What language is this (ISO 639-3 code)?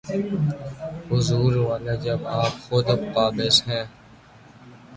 urd